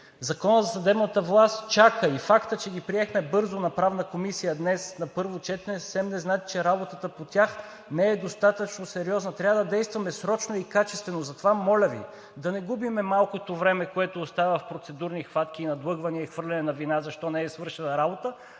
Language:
Bulgarian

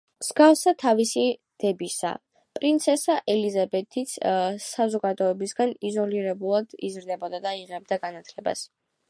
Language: Georgian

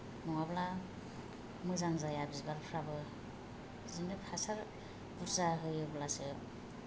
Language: Bodo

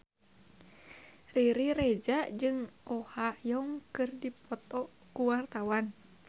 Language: Sundanese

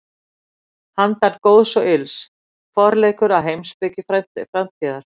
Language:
Icelandic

